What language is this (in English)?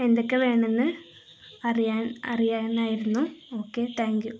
Malayalam